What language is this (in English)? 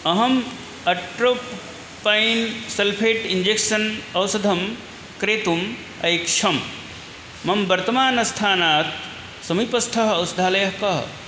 Sanskrit